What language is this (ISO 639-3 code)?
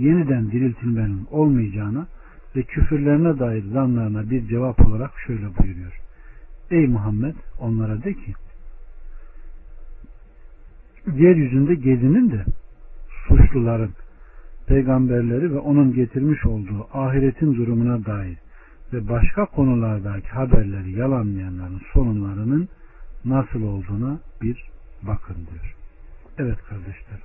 tur